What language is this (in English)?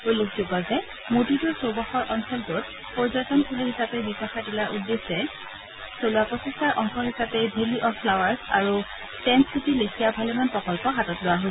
Assamese